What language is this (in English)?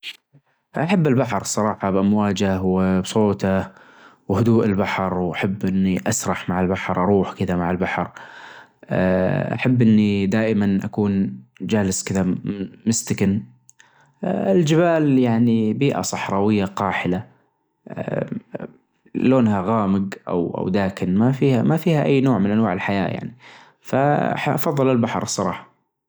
Najdi Arabic